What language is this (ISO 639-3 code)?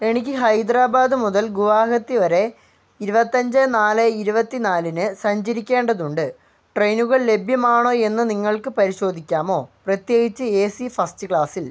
mal